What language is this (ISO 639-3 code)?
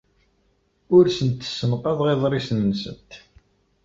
kab